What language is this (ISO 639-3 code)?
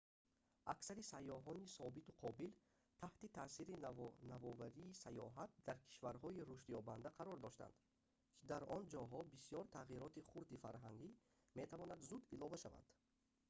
tgk